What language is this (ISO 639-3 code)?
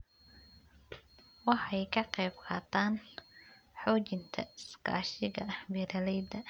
som